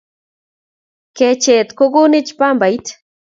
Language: Kalenjin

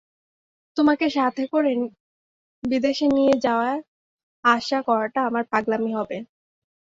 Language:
Bangla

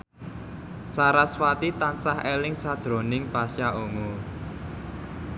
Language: Javanese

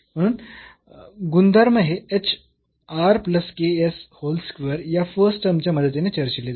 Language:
Marathi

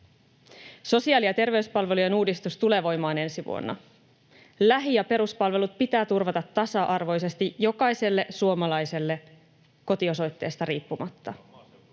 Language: Finnish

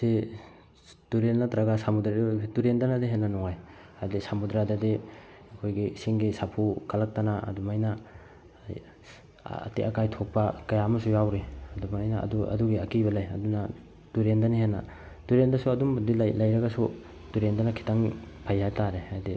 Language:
Manipuri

